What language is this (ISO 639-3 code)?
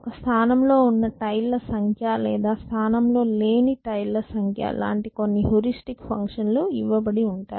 tel